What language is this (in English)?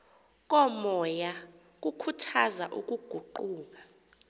Xhosa